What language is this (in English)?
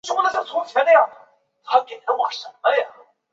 Chinese